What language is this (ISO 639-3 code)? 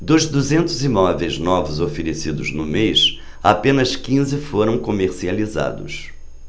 por